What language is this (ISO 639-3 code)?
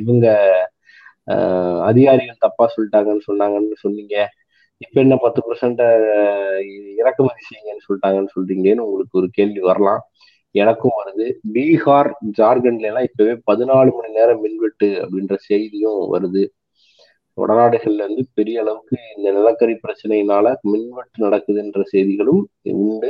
tam